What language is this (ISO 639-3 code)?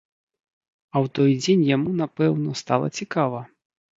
bel